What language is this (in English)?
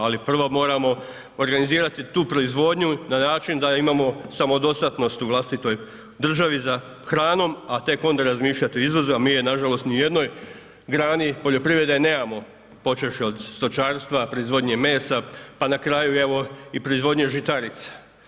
Croatian